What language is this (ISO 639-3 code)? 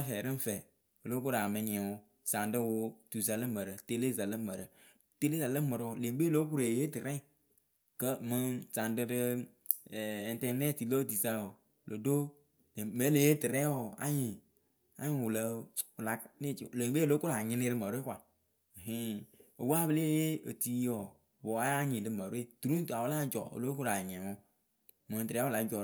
keu